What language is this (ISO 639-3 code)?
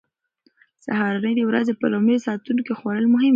pus